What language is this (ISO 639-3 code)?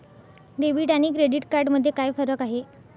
mar